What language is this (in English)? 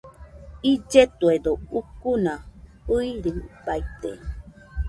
Nüpode Huitoto